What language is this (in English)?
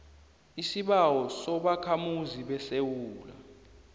South Ndebele